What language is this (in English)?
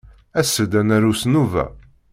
Kabyle